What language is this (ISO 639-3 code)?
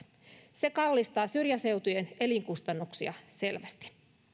fin